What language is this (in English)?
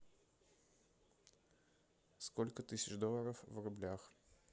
Russian